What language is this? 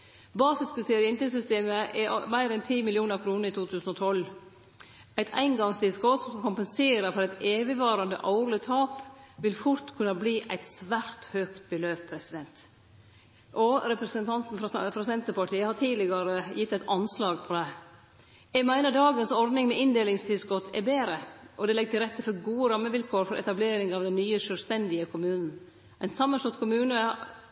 Norwegian Nynorsk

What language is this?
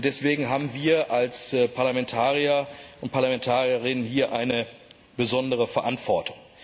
German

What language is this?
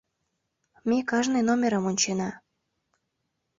Mari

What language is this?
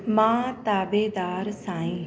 Sindhi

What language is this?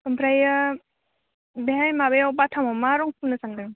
Bodo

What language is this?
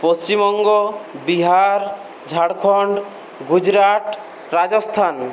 Bangla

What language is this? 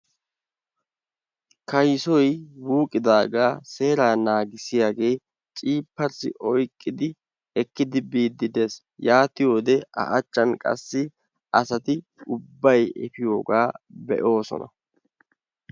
Wolaytta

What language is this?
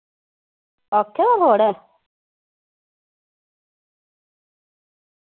Dogri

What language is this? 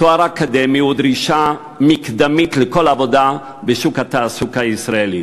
Hebrew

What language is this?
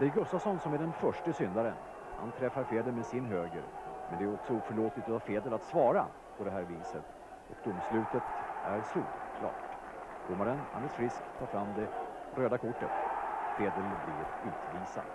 Swedish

